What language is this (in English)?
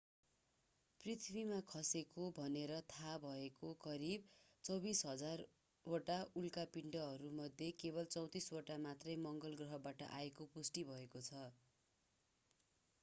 Nepali